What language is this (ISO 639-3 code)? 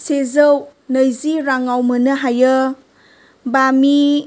brx